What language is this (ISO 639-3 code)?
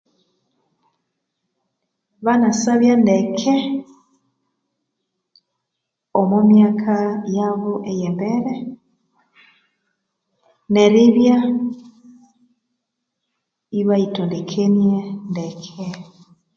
koo